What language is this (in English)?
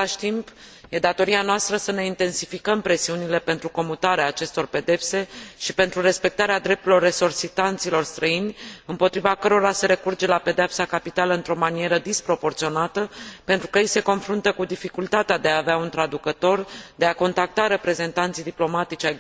Romanian